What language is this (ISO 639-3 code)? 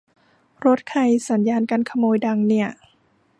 tha